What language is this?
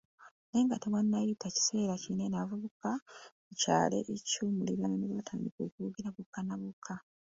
Ganda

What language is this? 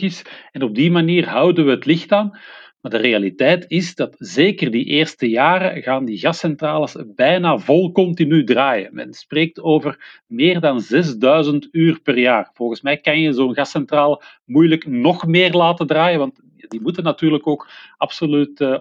Dutch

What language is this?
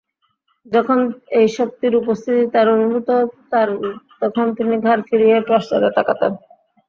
Bangla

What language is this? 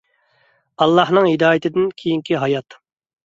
Uyghur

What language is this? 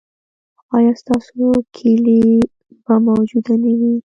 Pashto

